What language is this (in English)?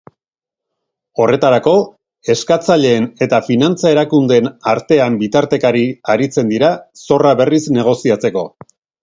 Basque